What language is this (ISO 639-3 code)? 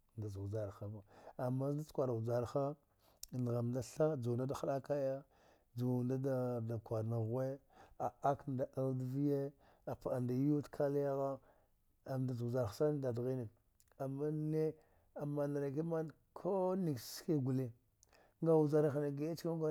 dgh